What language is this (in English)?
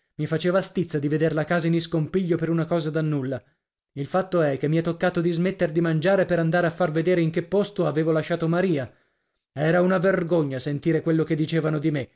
Italian